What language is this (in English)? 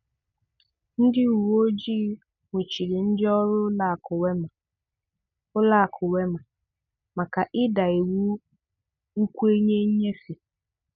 Igbo